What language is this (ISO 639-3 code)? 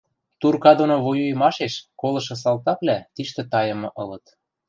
mrj